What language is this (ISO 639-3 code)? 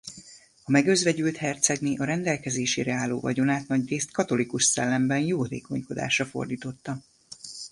hun